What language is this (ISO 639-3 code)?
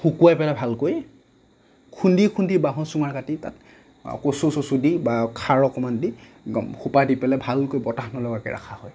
asm